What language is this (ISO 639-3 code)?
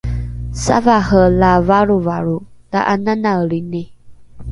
dru